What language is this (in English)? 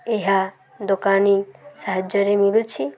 Odia